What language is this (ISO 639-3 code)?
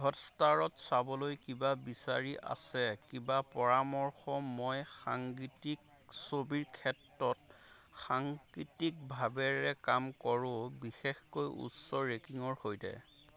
asm